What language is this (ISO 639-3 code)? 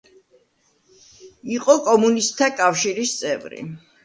kat